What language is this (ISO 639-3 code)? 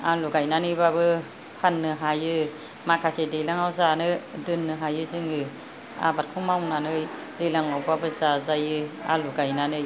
brx